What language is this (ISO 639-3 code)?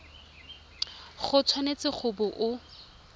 tsn